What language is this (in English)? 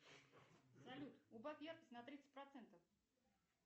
Russian